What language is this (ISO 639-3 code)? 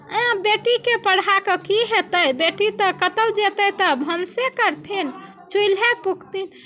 mai